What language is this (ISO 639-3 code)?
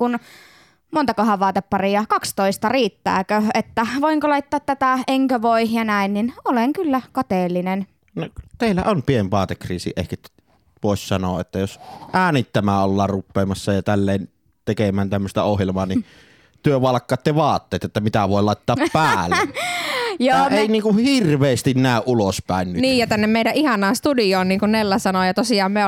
fin